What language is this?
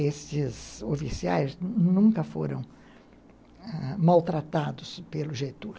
Portuguese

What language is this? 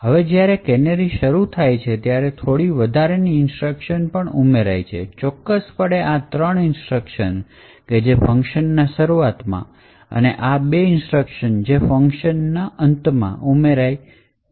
Gujarati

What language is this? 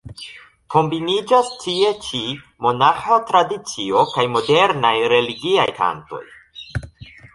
Esperanto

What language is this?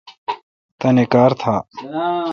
Kalkoti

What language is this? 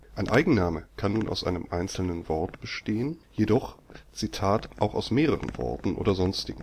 German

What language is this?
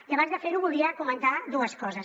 Catalan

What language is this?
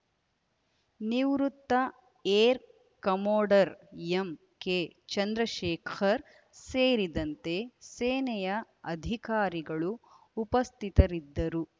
Kannada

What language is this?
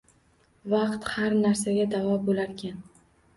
Uzbek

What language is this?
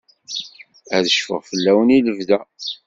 Kabyle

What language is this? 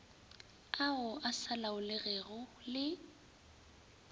Northern Sotho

